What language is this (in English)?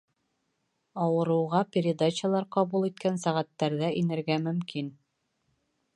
Bashkir